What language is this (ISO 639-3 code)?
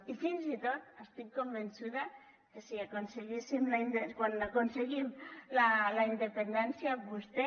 cat